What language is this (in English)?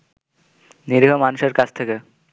Bangla